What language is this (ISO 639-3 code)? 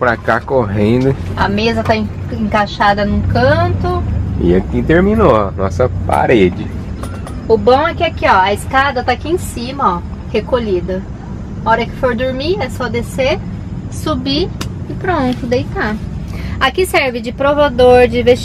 por